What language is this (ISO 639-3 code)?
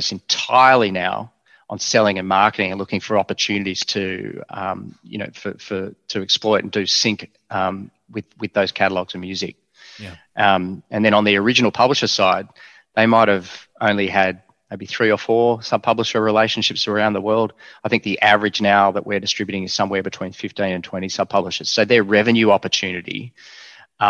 eng